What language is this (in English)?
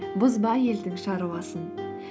Kazakh